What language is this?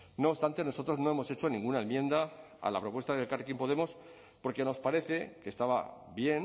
Spanish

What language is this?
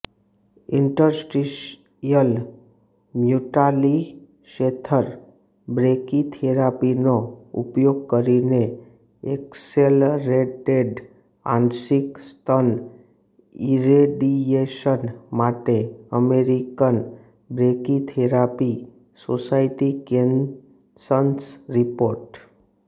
Gujarati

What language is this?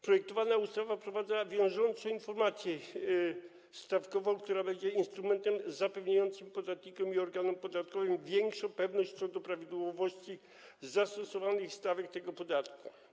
Polish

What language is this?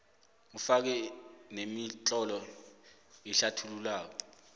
South Ndebele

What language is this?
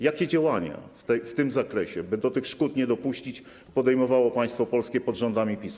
Polish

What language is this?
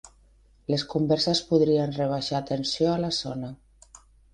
Catalan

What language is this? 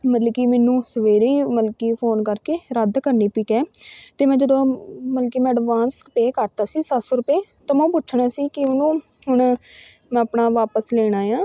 Punjabi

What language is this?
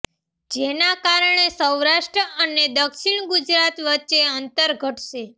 Gujarati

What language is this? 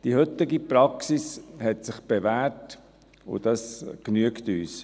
Swiss German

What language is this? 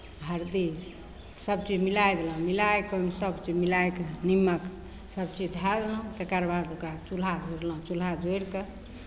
Maithili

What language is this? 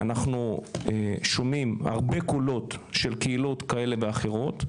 Hebrew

